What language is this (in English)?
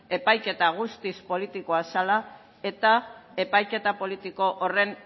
Basque